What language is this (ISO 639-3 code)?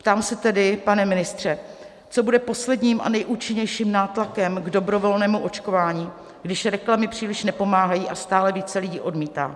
ces